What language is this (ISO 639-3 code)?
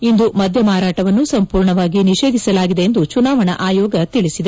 kan